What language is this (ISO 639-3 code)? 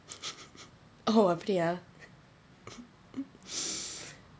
eng